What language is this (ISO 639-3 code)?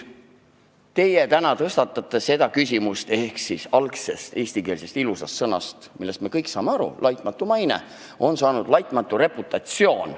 est